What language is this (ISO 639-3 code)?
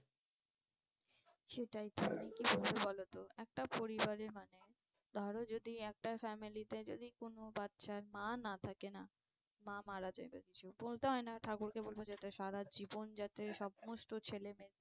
ben